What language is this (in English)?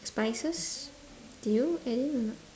English